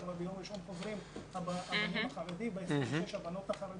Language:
Hebrew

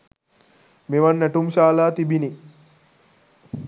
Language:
Sinhala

